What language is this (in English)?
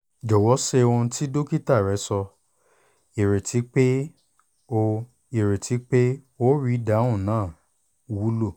Yoruba